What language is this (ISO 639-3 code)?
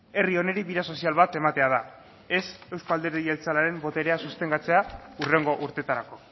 eus